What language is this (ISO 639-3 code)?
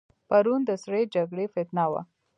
pus